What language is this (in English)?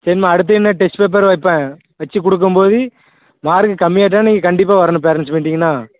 Tamil